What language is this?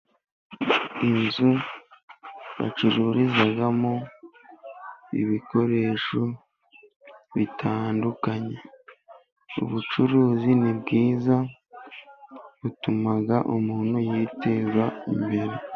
Kinyarwanda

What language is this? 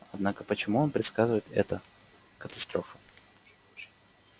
Russian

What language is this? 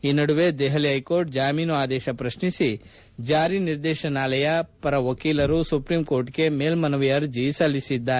Kannada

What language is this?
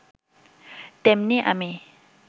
Bangla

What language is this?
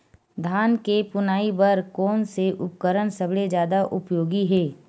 Chhattisgarhi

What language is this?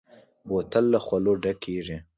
Pashto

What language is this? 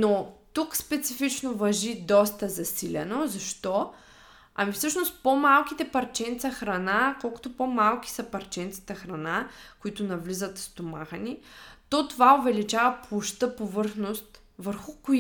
Bulgarian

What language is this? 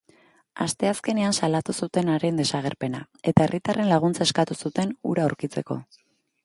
Basque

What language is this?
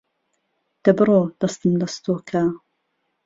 Central Kurdish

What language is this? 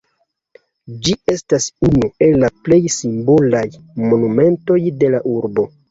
Esperanto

